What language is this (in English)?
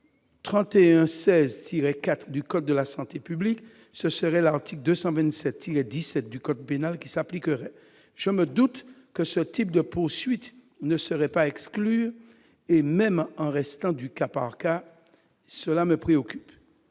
French